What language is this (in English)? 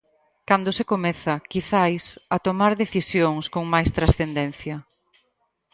Galician